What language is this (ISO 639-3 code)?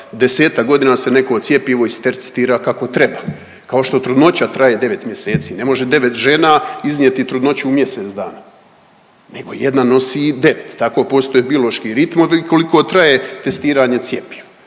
hrv